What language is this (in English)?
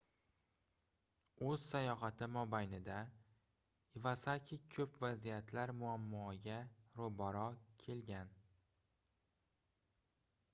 Uzbek